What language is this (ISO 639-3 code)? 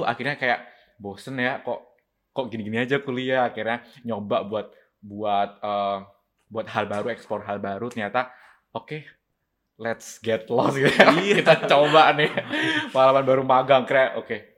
ind